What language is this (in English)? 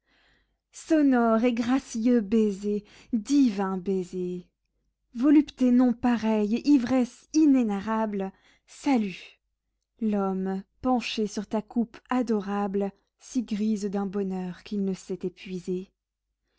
French